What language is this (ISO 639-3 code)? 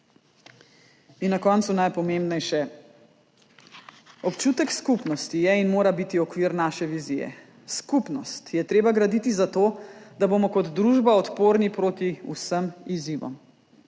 slv